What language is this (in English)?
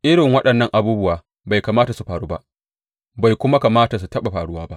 Hausa